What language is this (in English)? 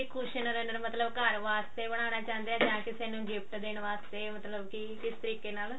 Punjabi